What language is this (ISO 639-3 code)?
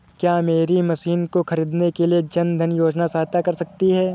hin